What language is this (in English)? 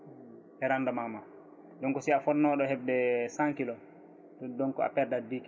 Fula